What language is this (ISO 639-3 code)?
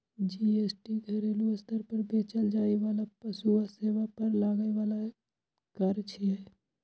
mai